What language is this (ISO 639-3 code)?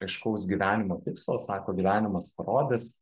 lit